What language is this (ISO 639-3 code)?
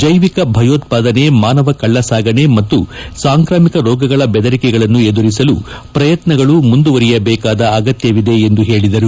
kan